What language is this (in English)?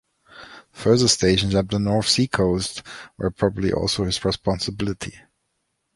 English